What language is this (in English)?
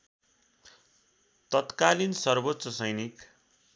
Nepali